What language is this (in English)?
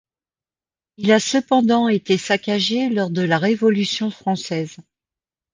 French